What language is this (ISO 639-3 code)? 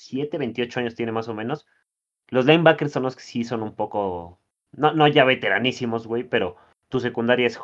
spa